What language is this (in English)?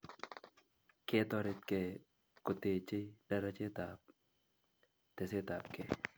Kalenjin